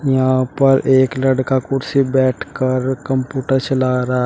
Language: Hindi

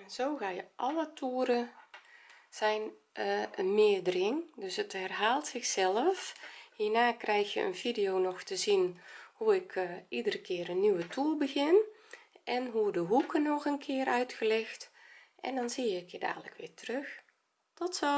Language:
Dutch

